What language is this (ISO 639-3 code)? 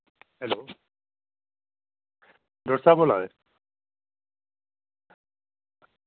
doi